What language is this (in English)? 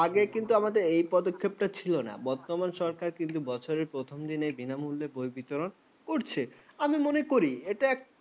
Bangla